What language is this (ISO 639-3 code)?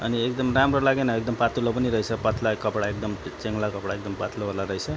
nep